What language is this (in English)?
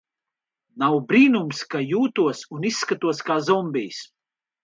Latvian